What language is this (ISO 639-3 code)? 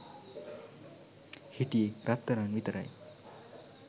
sin